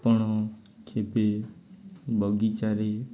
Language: Odia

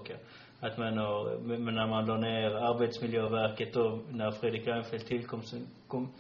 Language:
Swedish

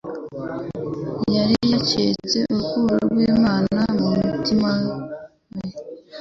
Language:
Kinyarwanda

